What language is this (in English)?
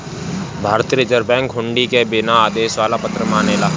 Bhojpuri